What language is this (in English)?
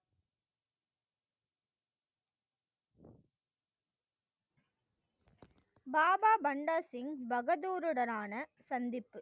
Tamil